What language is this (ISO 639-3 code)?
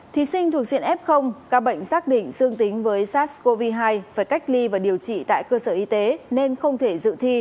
vie